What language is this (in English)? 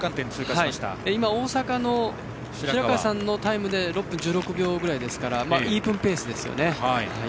Japanese